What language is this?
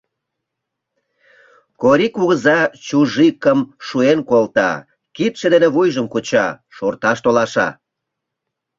Mari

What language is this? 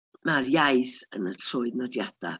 Welsh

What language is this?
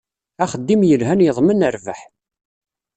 Kabyle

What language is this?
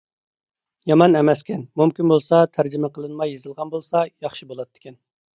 Uyghur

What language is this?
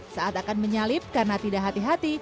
Indonesian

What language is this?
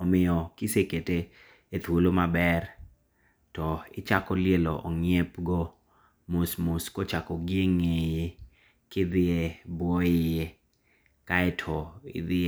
Luo (Kenya and Tanzania)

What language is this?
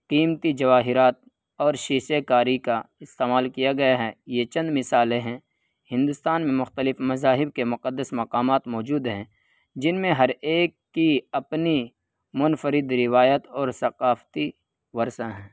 Urdu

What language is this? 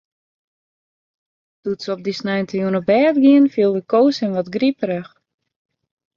Western Frisian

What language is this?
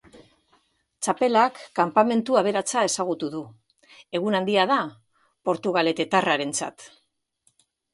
Basque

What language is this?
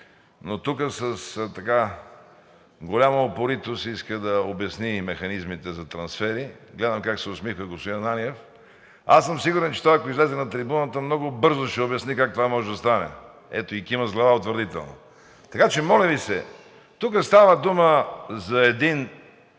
Bulgarian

